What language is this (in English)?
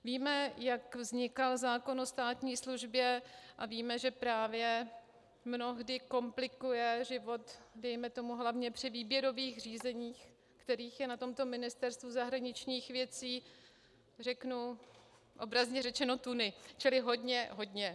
Czech